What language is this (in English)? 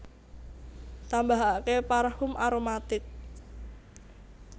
Javanese